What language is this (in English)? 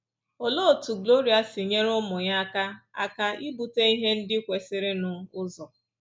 Igbo